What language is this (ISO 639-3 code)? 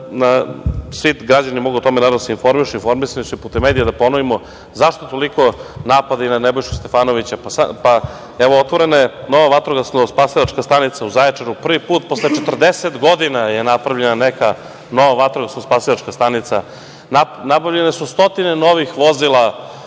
srp